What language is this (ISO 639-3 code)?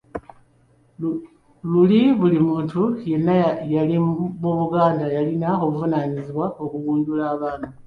lug